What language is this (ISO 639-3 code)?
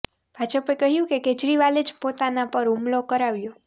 guj